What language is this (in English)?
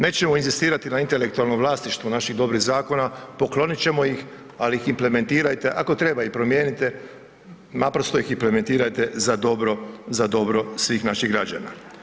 Croatian